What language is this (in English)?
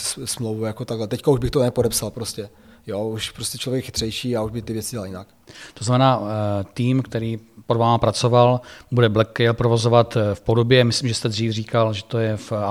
Czech